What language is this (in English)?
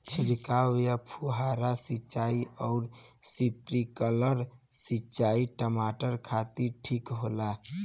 Bhojpuri